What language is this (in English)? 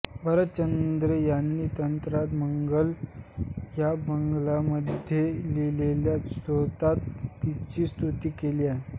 Marathi